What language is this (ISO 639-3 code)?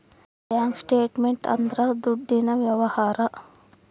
kan